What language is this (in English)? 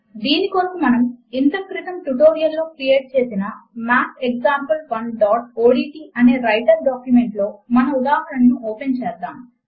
Telugu